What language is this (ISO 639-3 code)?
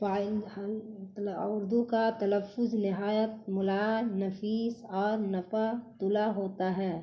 urd